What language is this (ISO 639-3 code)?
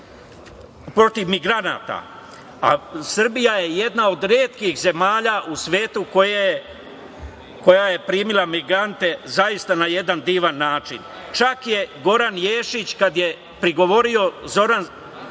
srp